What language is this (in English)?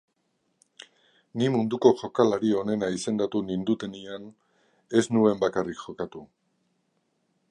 Basque